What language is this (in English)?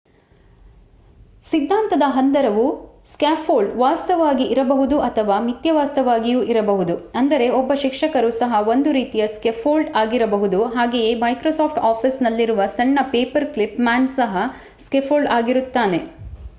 Kannada